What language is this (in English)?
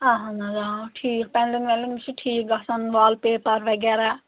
Kashmiri